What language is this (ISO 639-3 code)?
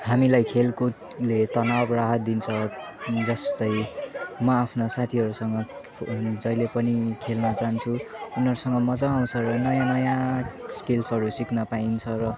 nep